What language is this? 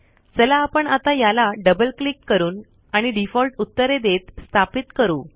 Marathi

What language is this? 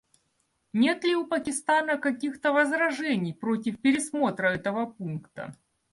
Russian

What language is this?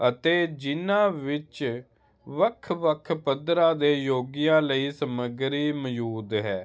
Punjabi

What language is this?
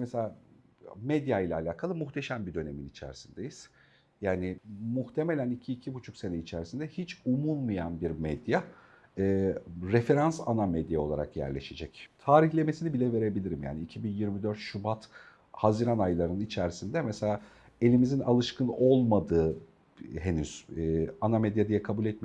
Turkish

